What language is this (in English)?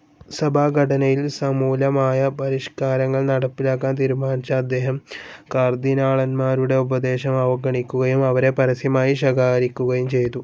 Malayalam